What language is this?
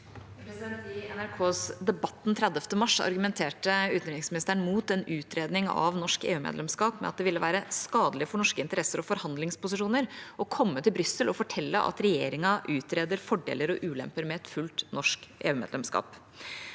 Norwegian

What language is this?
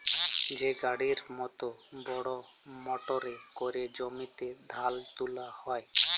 Bangla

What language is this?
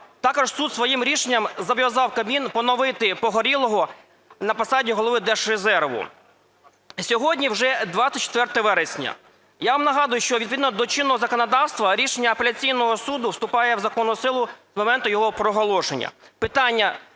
Ukrainian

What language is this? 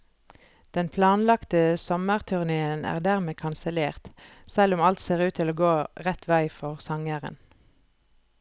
Norwegian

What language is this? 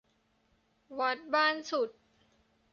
Thai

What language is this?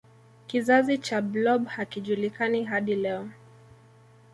Swahili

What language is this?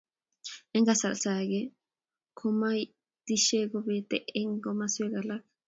Kalenjin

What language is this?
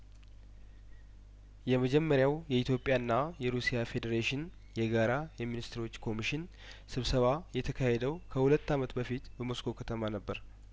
Amharic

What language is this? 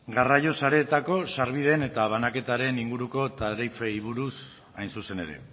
Basque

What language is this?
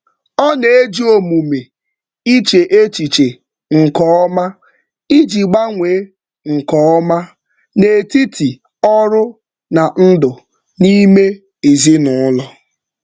Igbo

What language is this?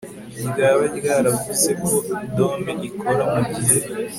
Kinyarwanda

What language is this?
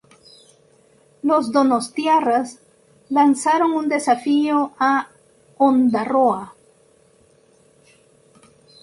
Spanish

